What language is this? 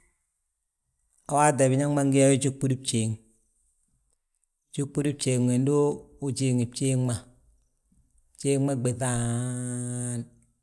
Balanta-Ganja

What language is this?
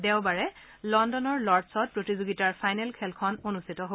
Assamese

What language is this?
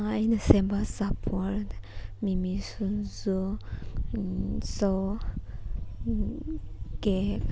Manipuri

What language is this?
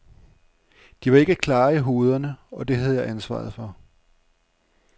Danish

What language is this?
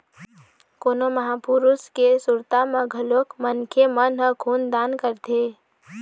Chhattisgarhi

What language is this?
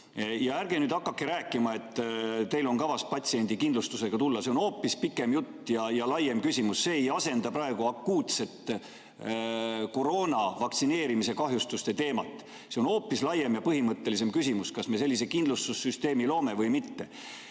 Estonian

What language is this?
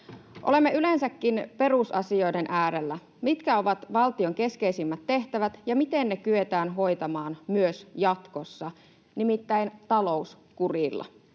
Finnish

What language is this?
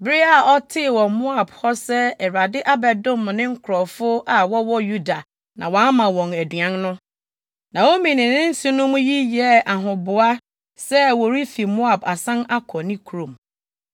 Akan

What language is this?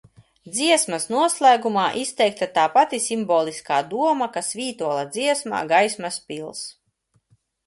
Latvian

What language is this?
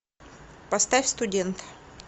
Russian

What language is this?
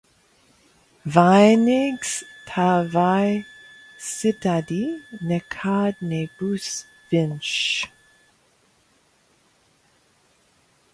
Latvian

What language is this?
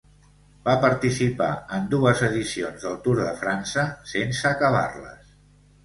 Catalan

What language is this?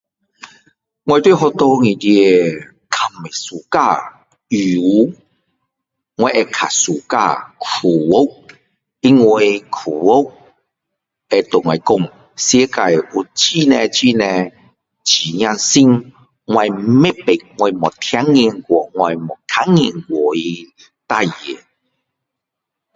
Min Dong Chinese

